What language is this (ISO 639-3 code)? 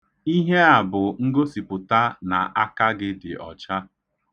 ibo